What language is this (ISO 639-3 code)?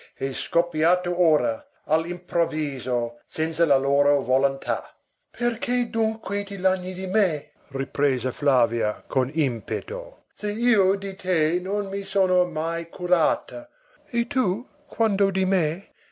ita